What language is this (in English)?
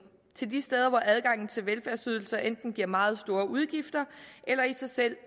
Danish